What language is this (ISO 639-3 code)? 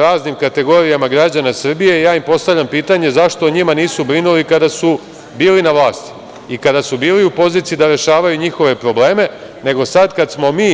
srp